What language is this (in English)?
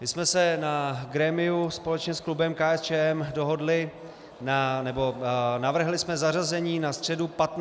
Czech